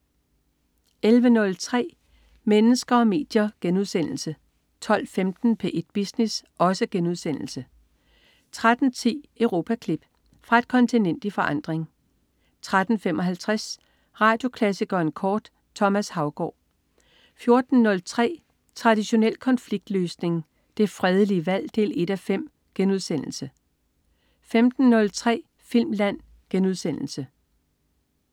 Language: Danish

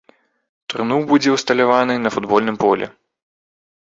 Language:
Belarusian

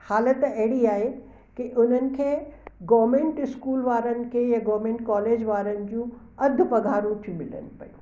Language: Sindhi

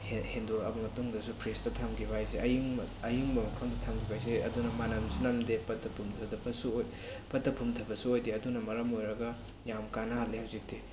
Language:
Manipuri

